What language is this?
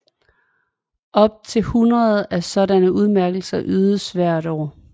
Danish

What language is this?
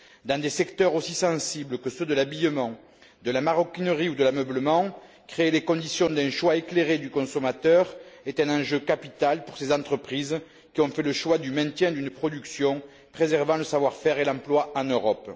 French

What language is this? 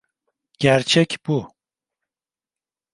Turkish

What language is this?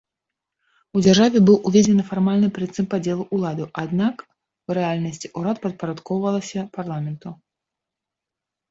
Belarusian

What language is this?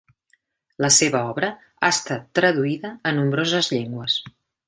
Catalan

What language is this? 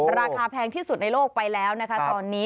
Thai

